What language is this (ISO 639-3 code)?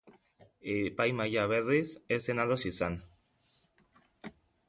eus